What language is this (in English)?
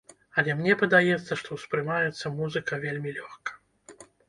Belarusian